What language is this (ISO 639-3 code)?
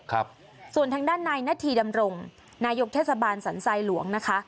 tha